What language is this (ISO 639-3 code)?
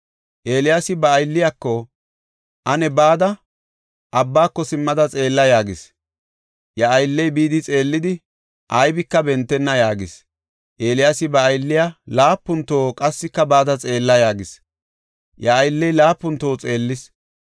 gof